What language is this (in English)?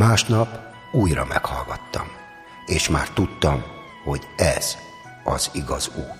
Hungarian